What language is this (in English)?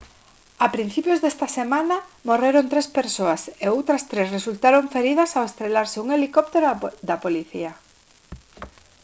Galician